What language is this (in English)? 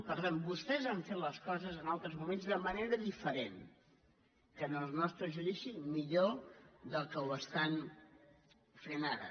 Catalan